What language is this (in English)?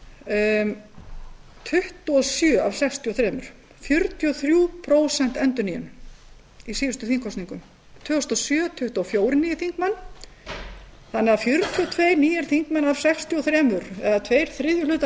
Icelandic